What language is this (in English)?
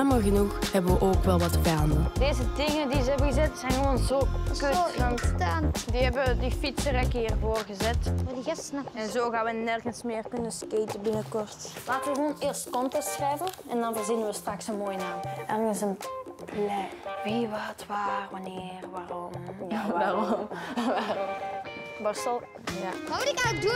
Dutch